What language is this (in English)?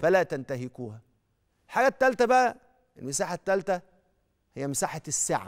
Arabic